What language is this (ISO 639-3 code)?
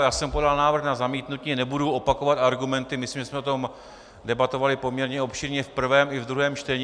ces